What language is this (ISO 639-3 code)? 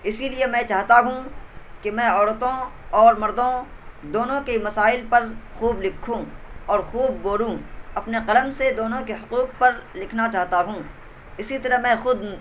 urd